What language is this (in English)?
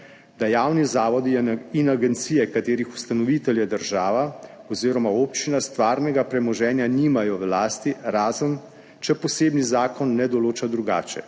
Slovenian